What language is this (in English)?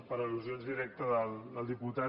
Catalan